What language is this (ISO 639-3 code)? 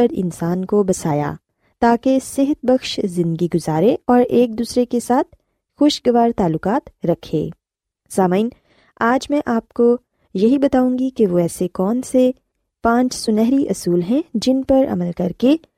urd